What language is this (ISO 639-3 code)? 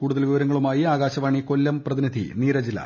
mal